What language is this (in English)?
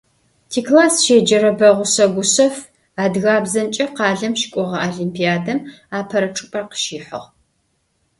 Adyghe